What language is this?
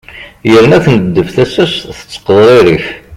Kabyle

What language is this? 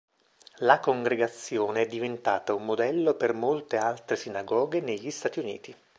Italian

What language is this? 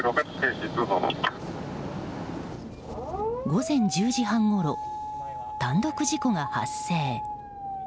Japanese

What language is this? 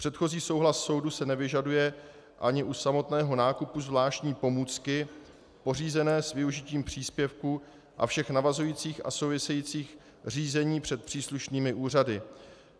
Czech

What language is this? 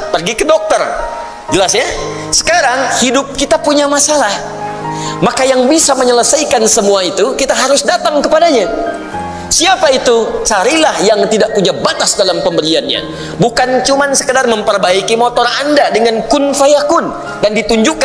Indonesian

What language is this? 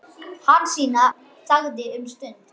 Icelandic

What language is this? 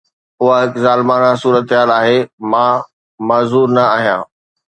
Sindhi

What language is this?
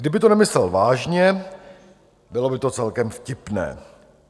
Czech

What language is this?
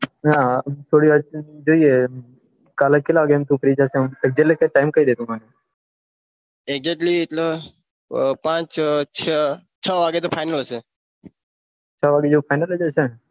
Gujarati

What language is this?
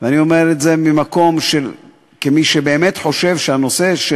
Hebrew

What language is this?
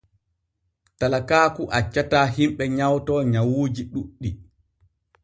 Borgu Fulfulde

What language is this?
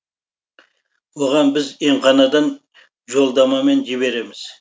Kazakh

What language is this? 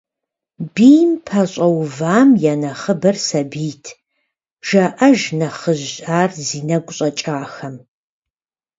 Kabardian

